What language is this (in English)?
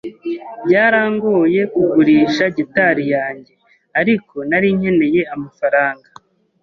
Kinyarwanda